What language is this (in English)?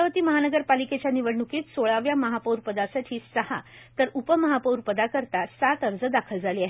Marathi